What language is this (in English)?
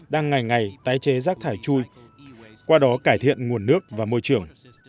Vietnamese